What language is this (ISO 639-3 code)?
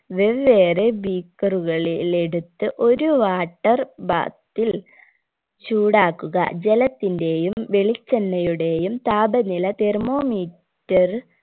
mal